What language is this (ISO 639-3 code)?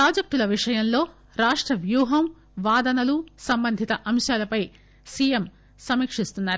tel